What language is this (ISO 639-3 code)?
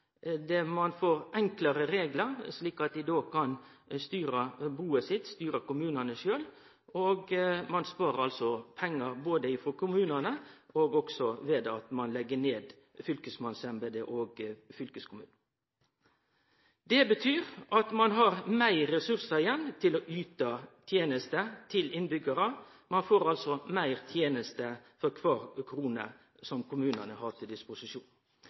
nno